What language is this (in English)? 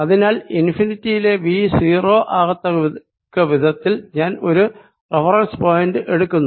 Malayalam